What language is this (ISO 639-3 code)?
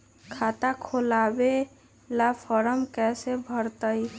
mag